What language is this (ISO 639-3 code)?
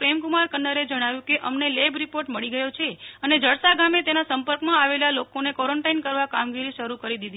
guj